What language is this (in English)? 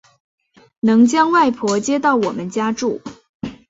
Chinese